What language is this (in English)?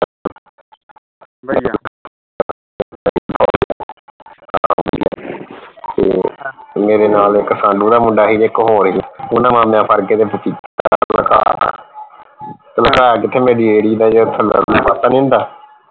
Punjabi